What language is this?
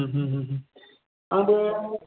Bodo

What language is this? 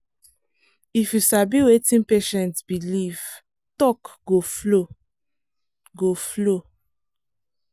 Nigerian Pidgin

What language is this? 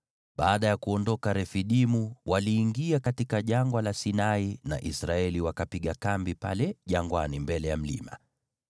Swahili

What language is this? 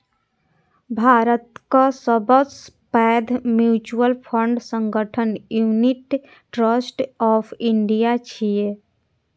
Maithili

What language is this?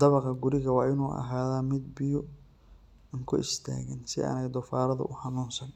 Somali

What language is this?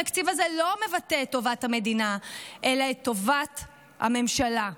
Hebrew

